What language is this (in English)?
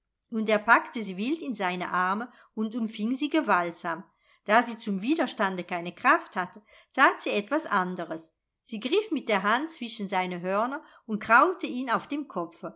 German